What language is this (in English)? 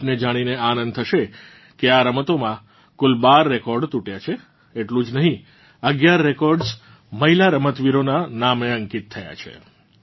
Gujarati